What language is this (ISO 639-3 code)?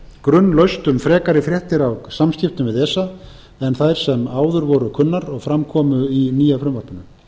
isl